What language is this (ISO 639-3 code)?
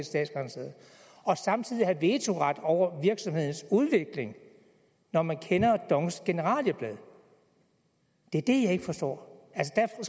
dan